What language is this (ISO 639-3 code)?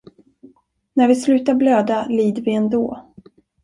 swe